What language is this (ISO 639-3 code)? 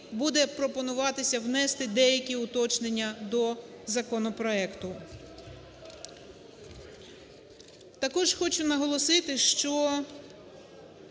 ukr